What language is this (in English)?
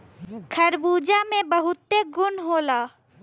Bhojpuri